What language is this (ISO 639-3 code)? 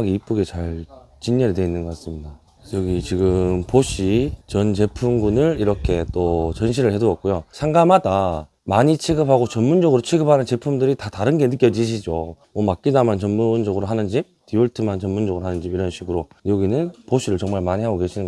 kor